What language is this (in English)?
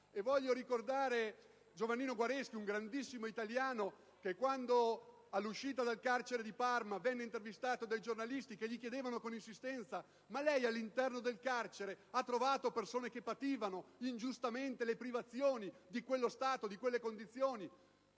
Italian